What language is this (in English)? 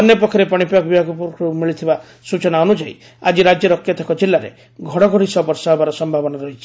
Odia